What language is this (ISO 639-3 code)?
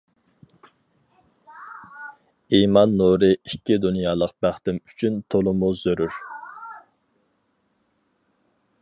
uig